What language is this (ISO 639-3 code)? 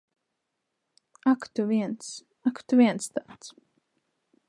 lav